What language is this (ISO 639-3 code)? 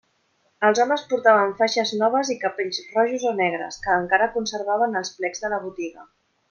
cat